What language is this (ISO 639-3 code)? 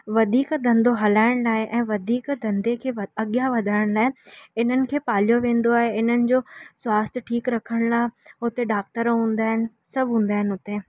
snd